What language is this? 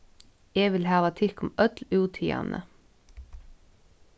Faroese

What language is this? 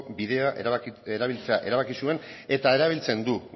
Basque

